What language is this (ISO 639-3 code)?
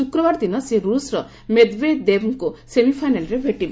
ori